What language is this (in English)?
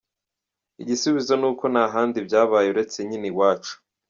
Kinyarwanda